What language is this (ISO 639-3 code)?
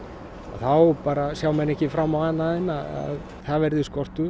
isl